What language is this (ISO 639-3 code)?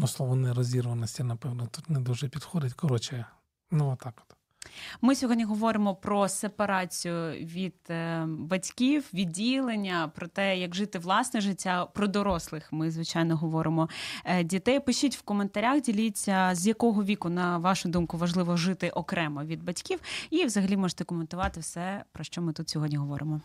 ukr